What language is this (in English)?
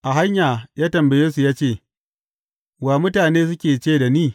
Hausa